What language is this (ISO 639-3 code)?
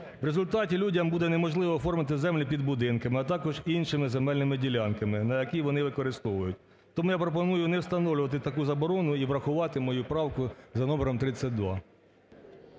ukr